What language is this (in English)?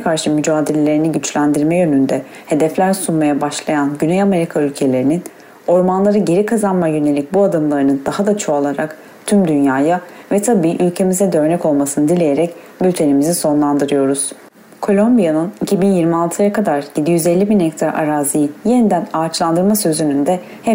Turkish